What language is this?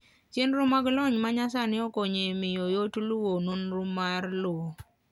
Luo (Kenya and Tanzania)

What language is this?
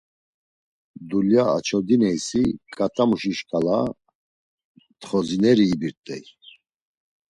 Laz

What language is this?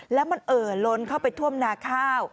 Thai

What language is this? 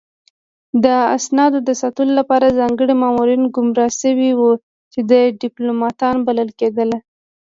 Pashto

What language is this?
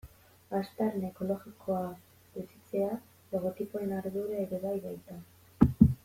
Basque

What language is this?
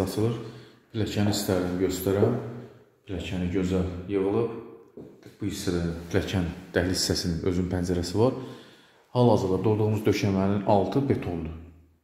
Turkish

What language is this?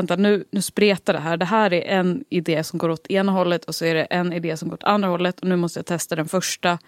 Swedish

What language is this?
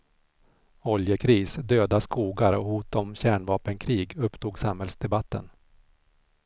Swedish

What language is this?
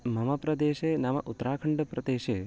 Sanskrit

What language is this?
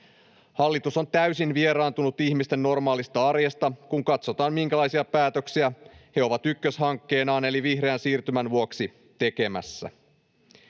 Finnish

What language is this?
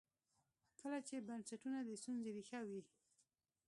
Pashto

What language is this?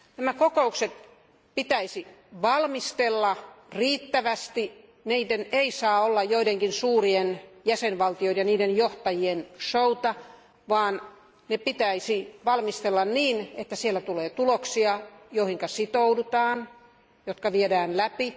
Finnish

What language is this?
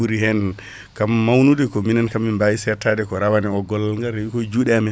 Fula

